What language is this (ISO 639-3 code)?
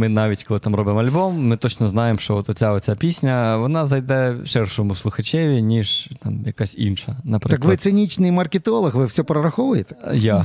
ukr